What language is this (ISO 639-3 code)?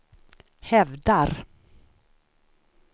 swe